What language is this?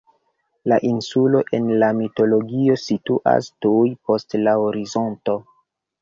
Esperanto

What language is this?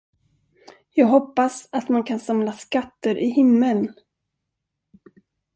Swedish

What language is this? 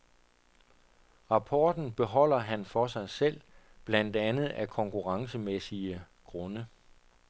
Danish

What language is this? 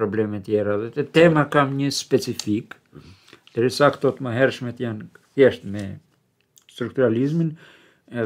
Romanian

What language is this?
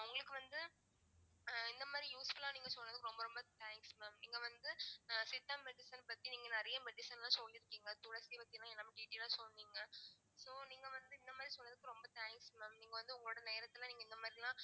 Tamil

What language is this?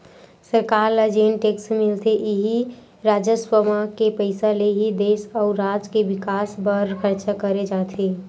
Chhattisgarhi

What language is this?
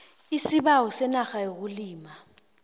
South Ndebele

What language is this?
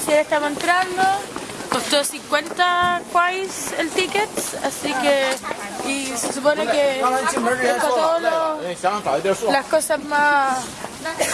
Spanish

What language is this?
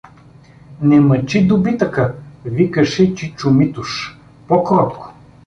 Bulgarian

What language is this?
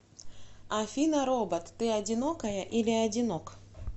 Russian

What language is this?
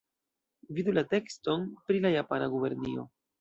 Esperanto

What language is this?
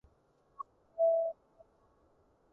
Cantonese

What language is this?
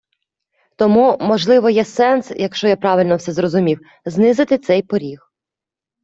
Ukrainian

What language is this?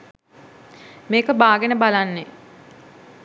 Sinhala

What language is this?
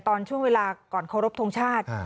Thai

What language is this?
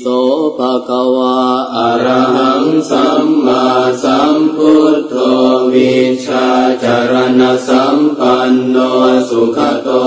Indonesian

